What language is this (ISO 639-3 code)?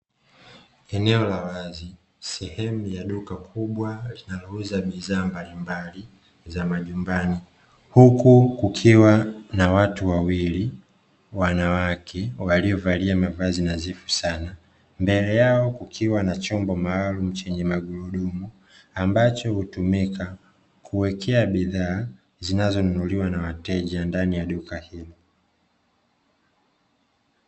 swa